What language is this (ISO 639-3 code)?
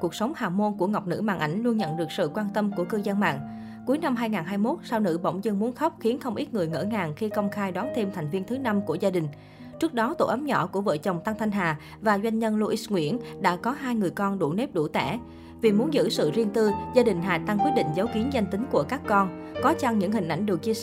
vie